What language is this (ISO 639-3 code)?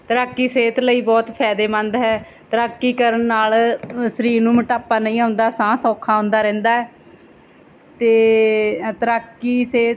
pan